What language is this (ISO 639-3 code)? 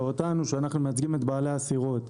heb